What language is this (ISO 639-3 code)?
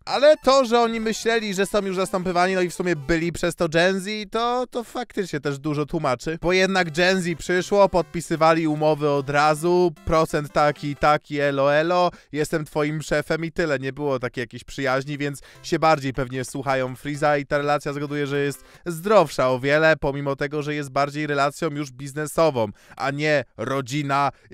pol